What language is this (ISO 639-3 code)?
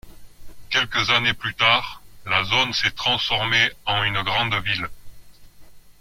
fra